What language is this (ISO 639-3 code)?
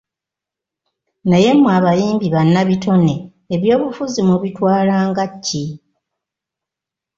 lug